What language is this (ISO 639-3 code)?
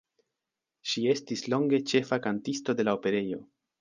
epo